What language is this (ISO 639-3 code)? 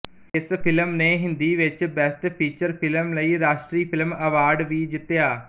pan